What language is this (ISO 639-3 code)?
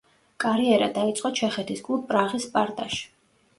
kat